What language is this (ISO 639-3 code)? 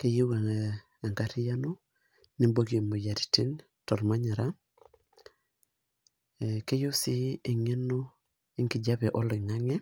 mas